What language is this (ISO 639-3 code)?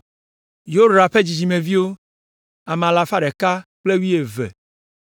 ewe